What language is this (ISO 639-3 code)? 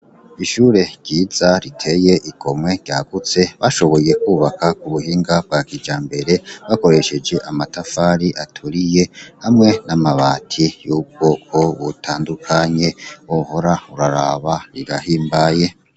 run